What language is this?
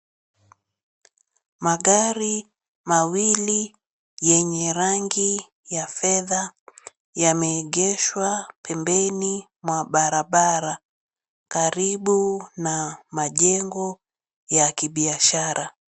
Swahili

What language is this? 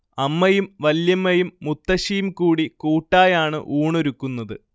Malayalam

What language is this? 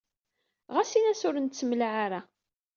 Kabyle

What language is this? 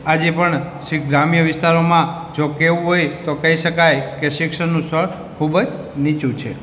Gujarati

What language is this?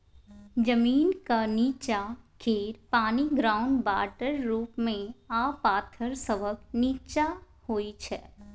Maithili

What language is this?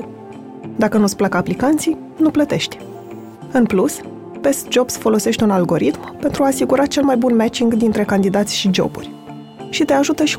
Romanian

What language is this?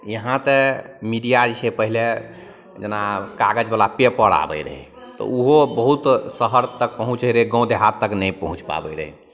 Maithili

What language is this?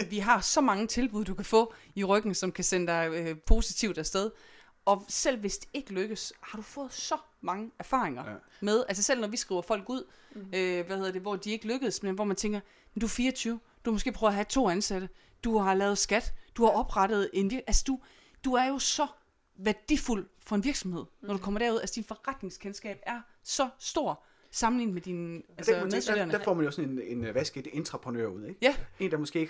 Danish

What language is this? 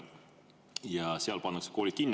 Estonian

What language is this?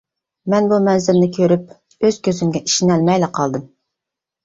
Uyghur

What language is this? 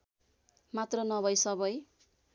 Nepali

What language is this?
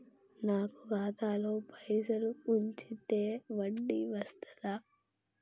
Telugu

